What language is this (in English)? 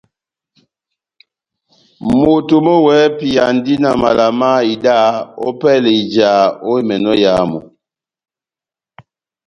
Batanga